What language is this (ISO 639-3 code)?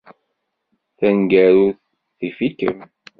kab